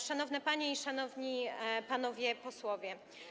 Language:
Polish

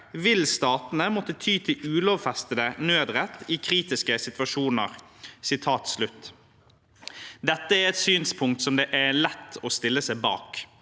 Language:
Norwegian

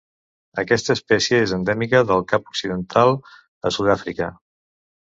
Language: Catalan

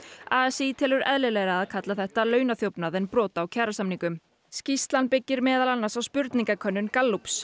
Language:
Icelandic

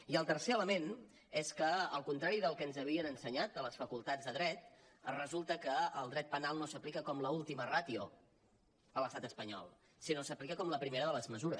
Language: Catalan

